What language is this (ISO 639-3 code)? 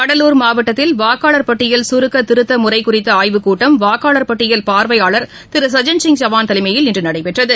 tam